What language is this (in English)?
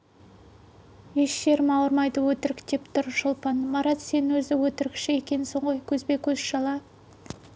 Kazakh